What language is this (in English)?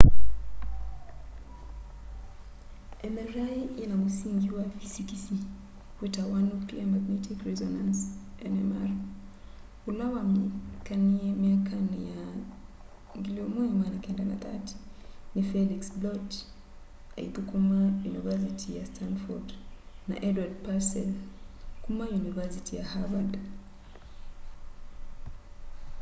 Kamba